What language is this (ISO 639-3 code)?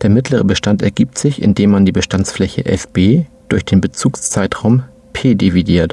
deu